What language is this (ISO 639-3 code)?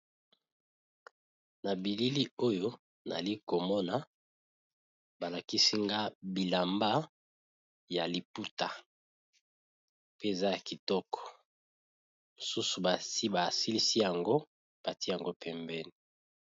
lin